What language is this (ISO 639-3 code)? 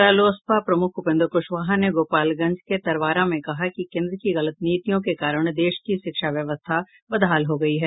hin